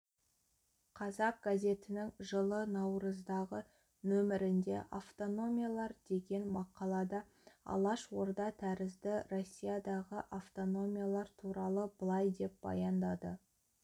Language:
Kazakh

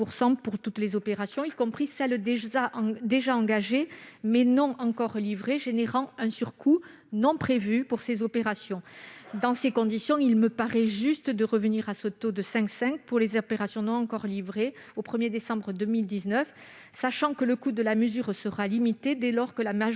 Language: French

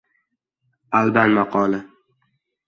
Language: Uzbek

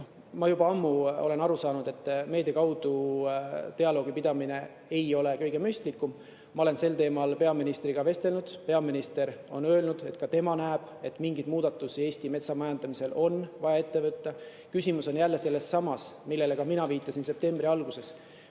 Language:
Estonian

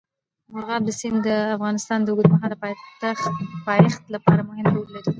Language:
Pashto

